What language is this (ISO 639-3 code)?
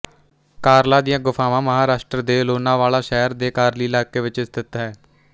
pan